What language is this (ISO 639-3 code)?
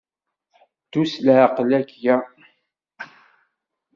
kab